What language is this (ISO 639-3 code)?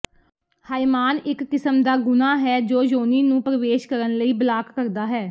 pan